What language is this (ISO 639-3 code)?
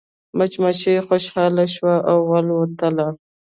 pus